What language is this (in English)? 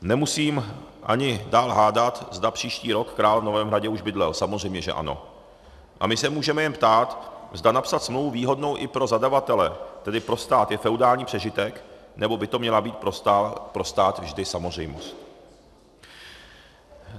Czech